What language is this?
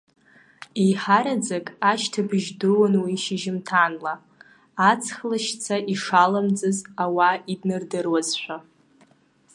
Abkhazian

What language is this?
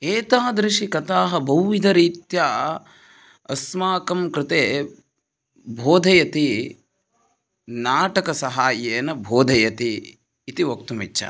Sanskrit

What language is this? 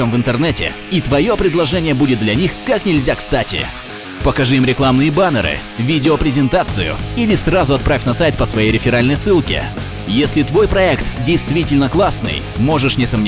Russian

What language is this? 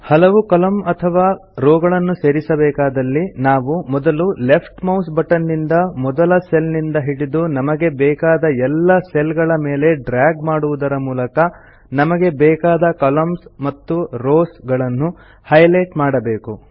Kannada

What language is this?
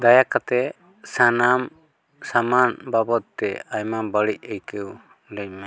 Santali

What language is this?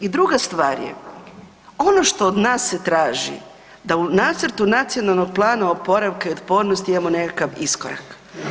Croatian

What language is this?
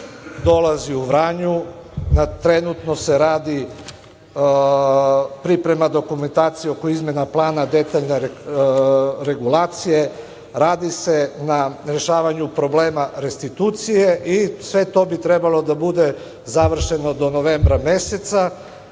Serbian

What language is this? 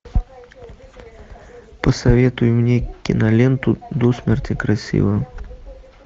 Russian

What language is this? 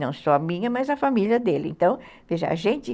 Portuguese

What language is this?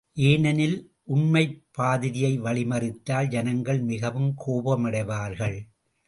Tamil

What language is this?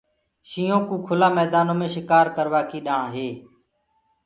Gurgula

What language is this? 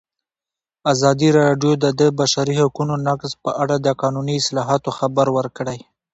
Pashto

